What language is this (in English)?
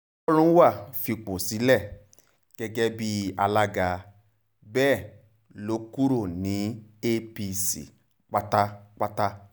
Yoruba